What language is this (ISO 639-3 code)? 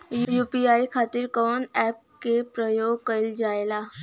bho